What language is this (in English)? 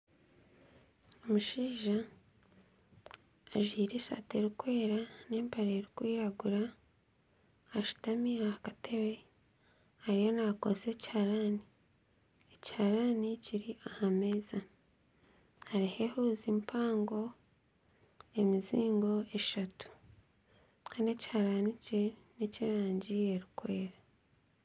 Nyankole